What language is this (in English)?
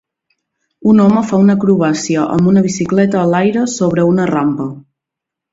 Catalan